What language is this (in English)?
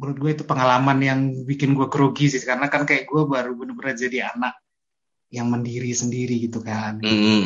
Indonesian